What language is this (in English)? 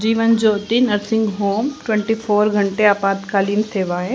Hindi